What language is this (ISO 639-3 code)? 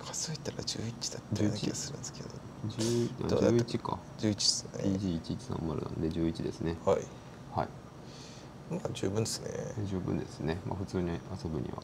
jpn